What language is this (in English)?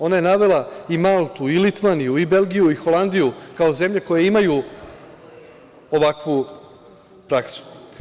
Serbian